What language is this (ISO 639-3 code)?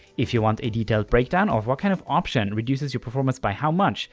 eng